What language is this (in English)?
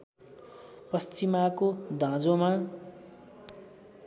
Nepali